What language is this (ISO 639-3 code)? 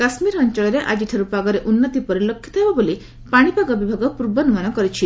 ori